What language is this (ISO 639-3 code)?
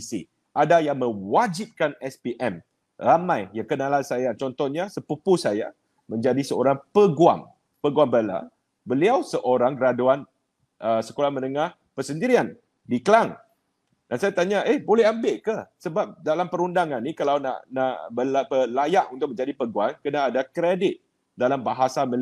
msa